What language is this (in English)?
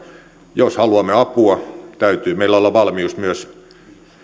Finnish